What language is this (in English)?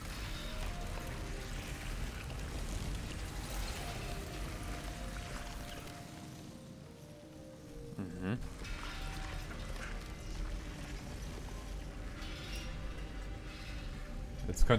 German